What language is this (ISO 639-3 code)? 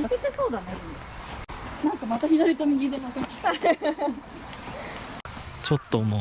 jpn